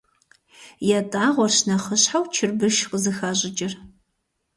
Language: Kabardian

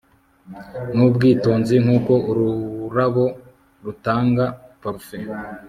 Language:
Kinyarwanda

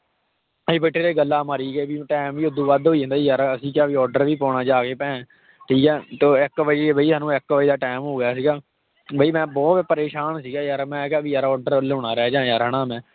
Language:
Punjabi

